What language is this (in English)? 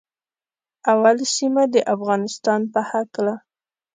Pashto